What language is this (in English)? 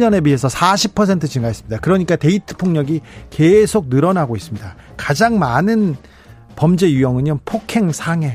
Korean